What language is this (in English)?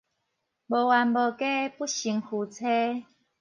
Min Nan Chinese